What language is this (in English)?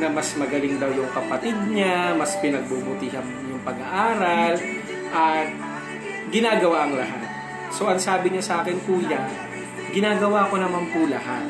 Filipino